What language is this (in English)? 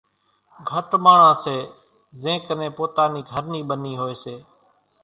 Kachi Koli